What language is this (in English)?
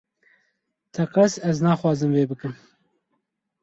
Kurdish